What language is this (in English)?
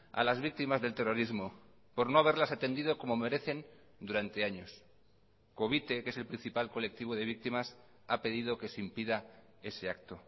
Spanish